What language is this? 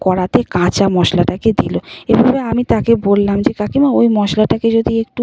Bangla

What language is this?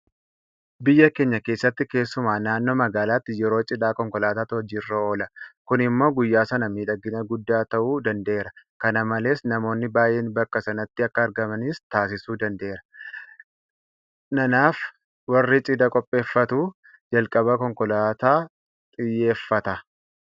Oromo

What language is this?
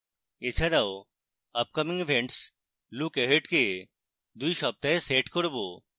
Bangla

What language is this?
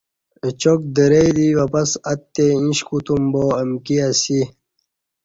Kati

